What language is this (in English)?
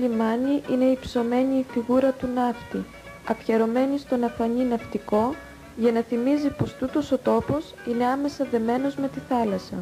Greek